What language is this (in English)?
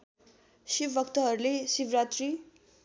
Nepali